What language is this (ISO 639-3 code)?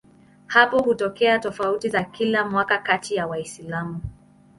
swa